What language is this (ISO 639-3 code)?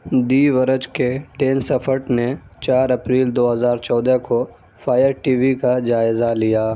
urd